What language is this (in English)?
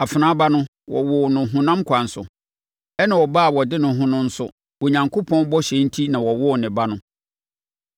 Akan